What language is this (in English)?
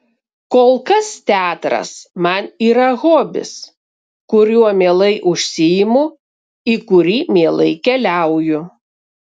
Lithuanian